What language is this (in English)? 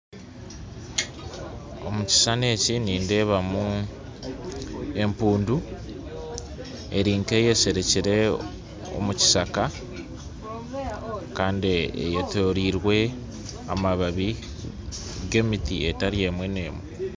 Nyankole